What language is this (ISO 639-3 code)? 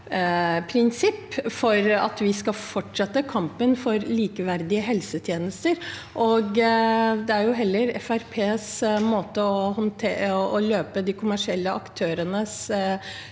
nor